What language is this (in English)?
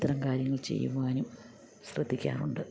Malayalam